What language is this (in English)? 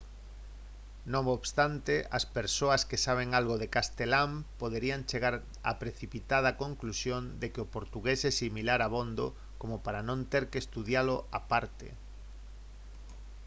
Galician